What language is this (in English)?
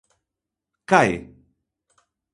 Galician